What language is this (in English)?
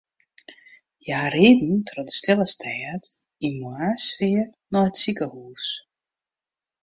Western Frisian